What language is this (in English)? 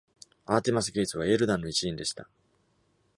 Japanese